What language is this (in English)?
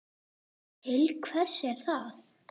Icelandic